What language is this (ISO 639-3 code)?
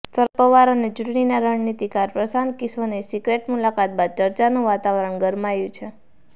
guj